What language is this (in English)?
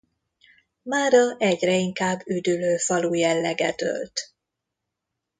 Hungarian